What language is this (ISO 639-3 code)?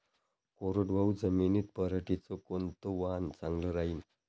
mar